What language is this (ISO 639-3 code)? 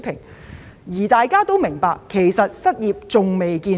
yue